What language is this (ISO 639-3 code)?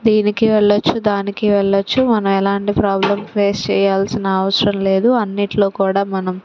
tel